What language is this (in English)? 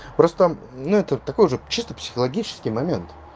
Russian